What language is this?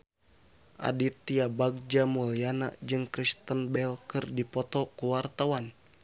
Sundanese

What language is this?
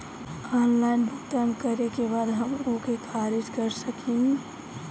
Bhojpuri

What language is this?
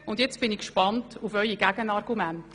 Swiss German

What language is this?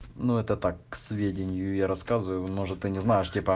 Russian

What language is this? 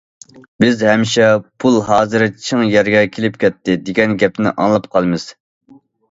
Uyghur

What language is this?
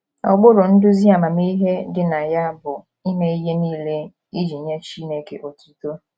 Igbo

